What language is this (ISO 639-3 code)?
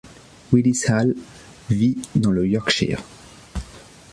fra